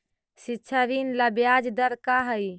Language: Magahi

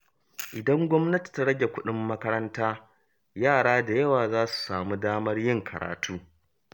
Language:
Hausa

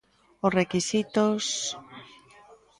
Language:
Galician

